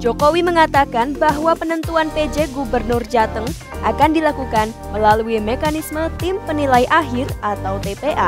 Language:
Indonesian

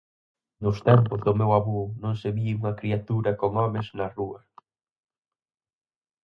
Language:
Galician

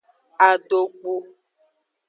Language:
Aja (Benin)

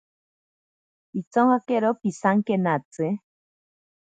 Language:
Ashéninka Perené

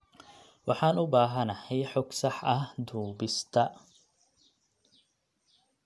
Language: Somali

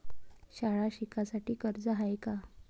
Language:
Marathi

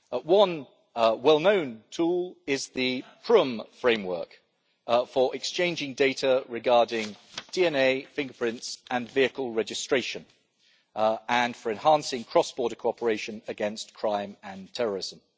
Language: English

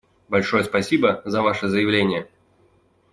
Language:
Russian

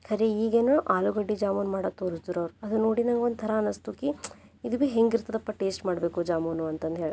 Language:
Kannada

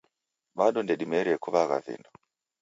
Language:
Taita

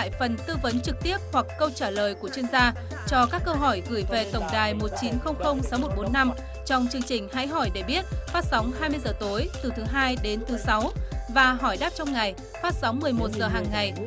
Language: Vietnamese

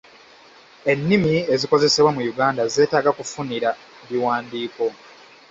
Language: Ganda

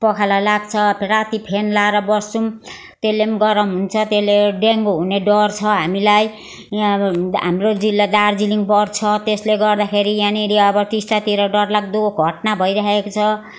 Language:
Nepali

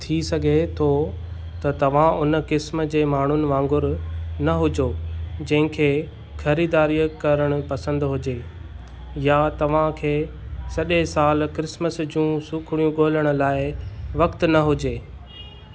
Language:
Sindhi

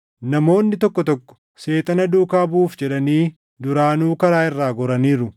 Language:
Oromo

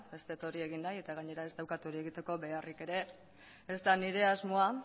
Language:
Basque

